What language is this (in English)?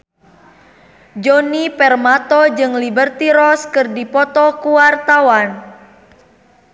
Sundanese